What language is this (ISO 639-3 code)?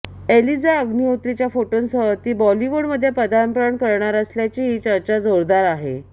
mar